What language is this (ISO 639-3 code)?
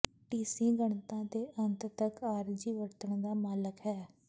pan